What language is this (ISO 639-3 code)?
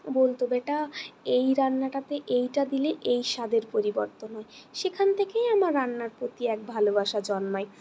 ben